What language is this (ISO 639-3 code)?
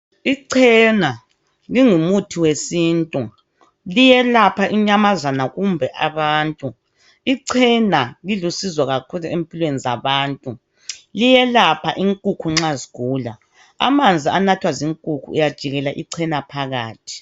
nde